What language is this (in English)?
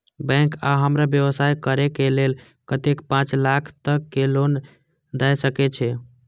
Maithili